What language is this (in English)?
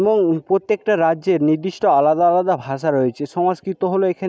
Bangla